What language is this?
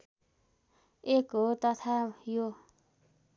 Nepali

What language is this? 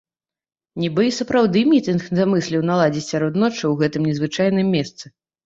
Belarusian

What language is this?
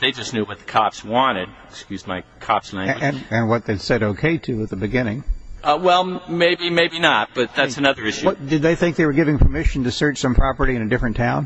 English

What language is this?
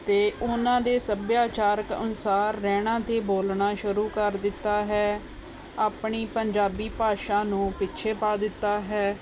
Punjabi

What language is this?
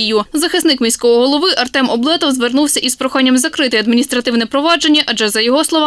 Ukrainian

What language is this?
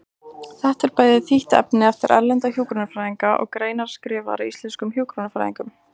Icelandic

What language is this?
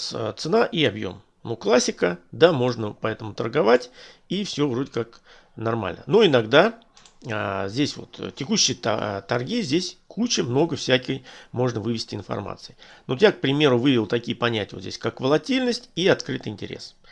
Russian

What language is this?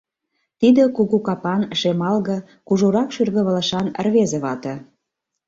Mari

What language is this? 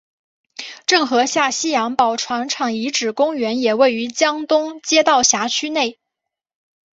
Chinese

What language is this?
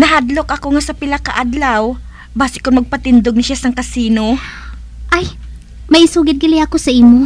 Filipino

